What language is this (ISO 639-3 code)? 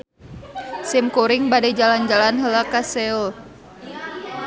sun